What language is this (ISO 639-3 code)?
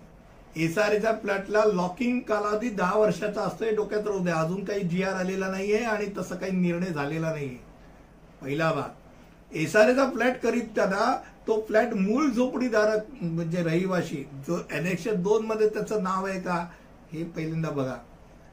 hin